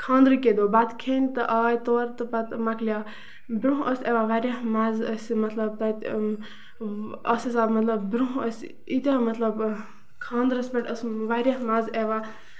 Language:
Kashmiri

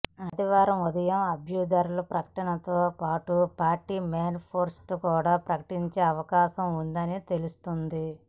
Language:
Telugu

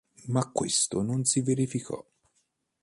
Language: Italian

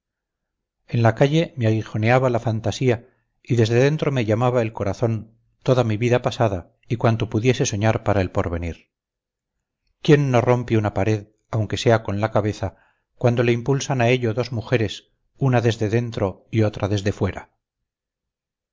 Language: Spanish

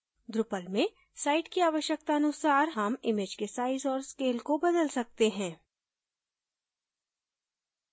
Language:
Hindi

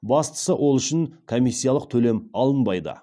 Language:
Kazakh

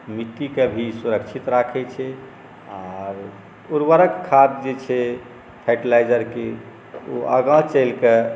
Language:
Maithili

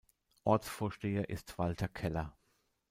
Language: German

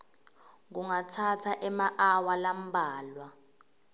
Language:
Swati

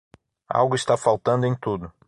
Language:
Portuguese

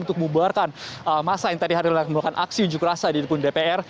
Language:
Indonesian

